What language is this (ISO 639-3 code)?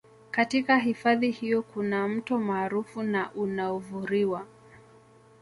swa